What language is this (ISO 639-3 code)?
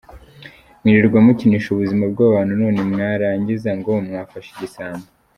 kin